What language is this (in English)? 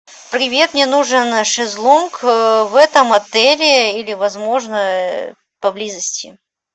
Russian